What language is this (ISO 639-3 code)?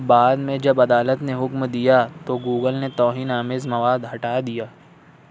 urd